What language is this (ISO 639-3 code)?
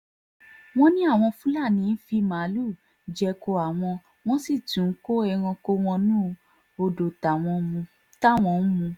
yor